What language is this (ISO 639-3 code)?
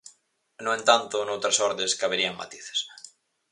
glg